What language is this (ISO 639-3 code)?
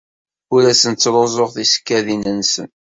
kab